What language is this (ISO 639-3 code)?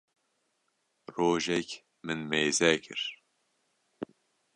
kur